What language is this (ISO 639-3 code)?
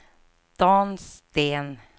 swe